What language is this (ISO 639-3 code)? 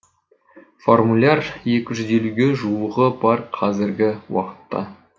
kaz